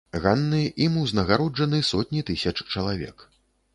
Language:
Belarusian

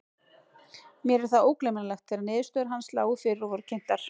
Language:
Icelandic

